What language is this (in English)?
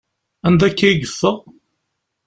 Kabyle